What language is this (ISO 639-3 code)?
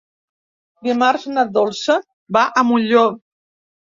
cat